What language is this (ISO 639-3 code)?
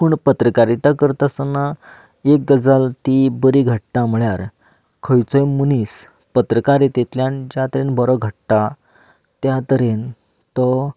kok